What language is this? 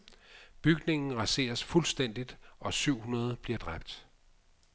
Danish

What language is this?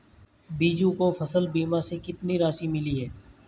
Hindi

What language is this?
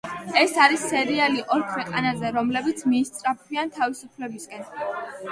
Georgian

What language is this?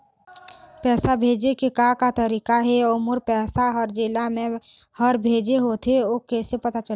Chhattisgarhi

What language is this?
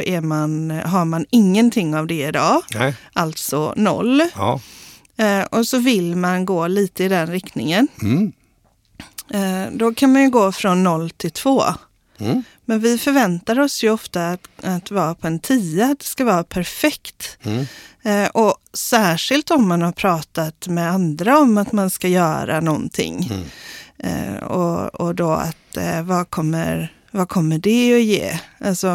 Swedish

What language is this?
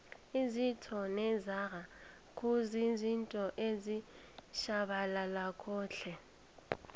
South Ndebele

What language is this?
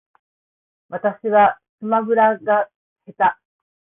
Japanese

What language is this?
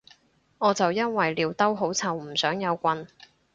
Cantonese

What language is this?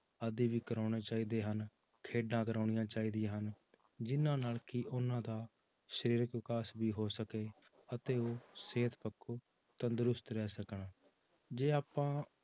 Punjabi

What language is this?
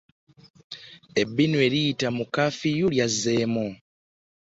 Ganda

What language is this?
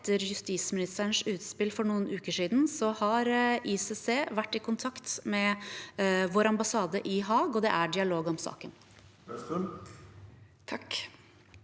Norwegian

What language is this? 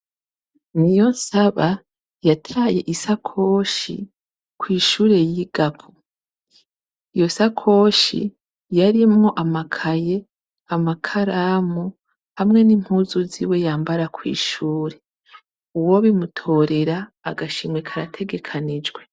Rundi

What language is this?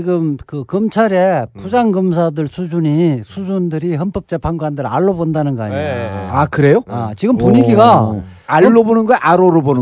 Korean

